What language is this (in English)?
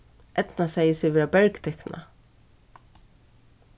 Faroese